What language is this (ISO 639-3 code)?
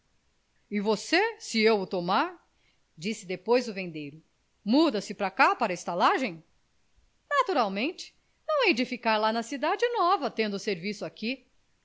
por